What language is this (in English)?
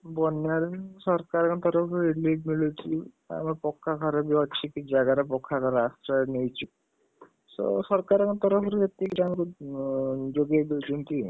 Odia